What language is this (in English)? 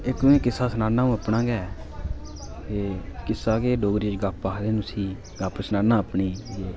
Dogri